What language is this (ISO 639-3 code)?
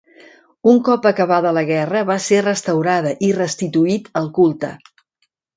cat